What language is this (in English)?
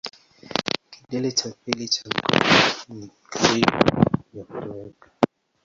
Swahili